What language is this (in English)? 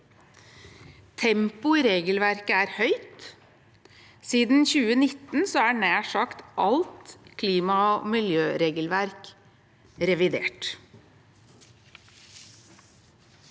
Norwegian